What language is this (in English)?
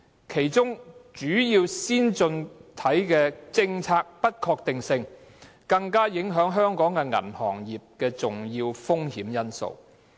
Cantonese